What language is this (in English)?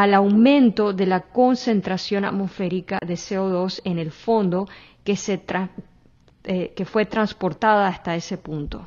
Spanish